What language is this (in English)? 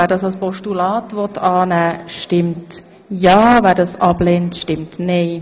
Swiss German